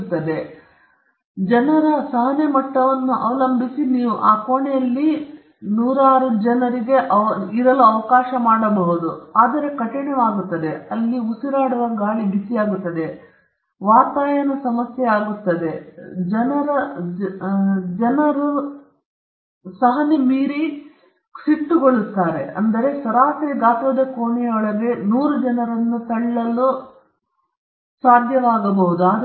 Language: Kannada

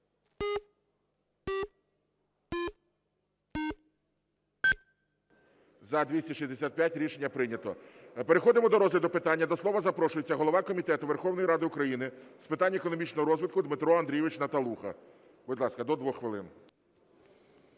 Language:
Ukrainian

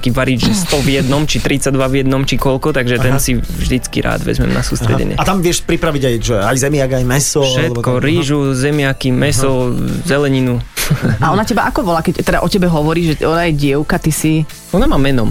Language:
Slovak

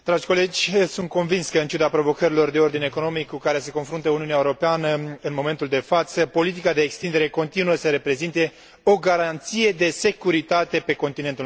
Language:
Romanian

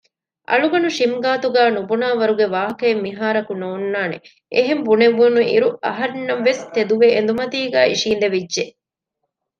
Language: Divehi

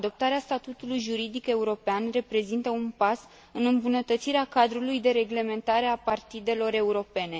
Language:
Romanian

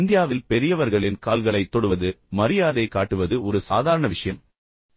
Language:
Tamil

